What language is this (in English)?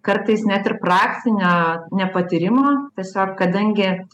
Lithuanian